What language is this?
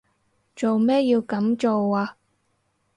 Cantonese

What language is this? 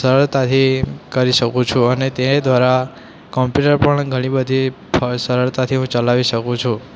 Gujarati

